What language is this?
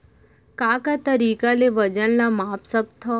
Chhattisgarhi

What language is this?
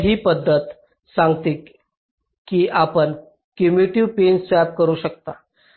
Marathi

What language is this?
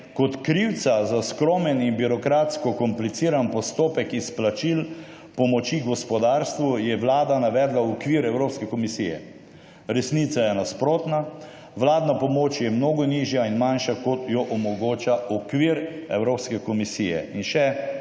Slovenian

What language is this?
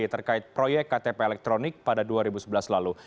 Indonesian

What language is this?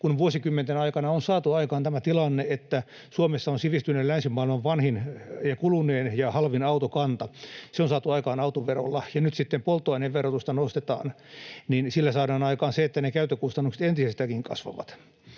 Finnish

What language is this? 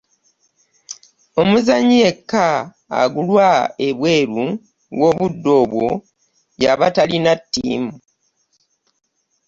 Ganda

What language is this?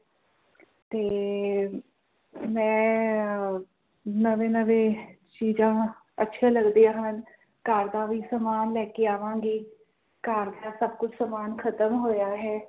Punjabi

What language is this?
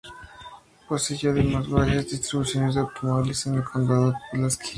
Spanish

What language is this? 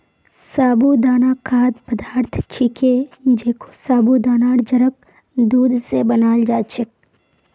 Magahi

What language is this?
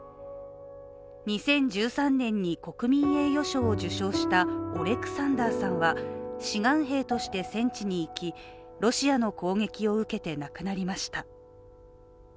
Japanese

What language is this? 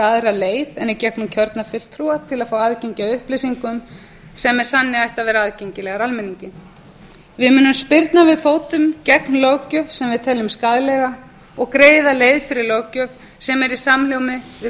Icelandic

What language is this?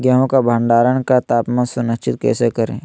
Magahi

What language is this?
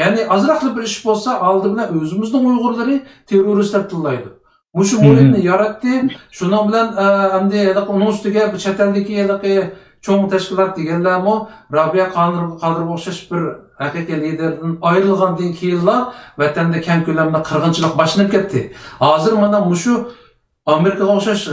Turkish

